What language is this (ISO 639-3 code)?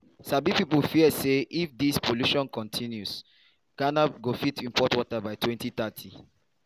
pcm